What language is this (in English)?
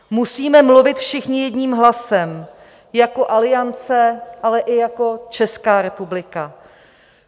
Czech